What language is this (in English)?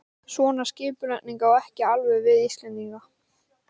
Icelandic